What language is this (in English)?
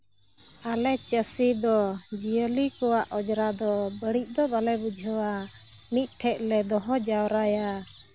Santali